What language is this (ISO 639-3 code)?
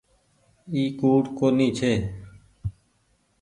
gig